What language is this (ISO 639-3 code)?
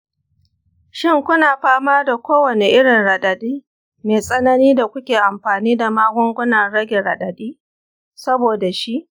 hau